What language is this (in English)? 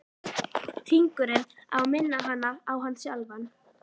Icelandic